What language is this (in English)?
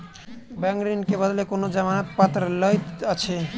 Maithili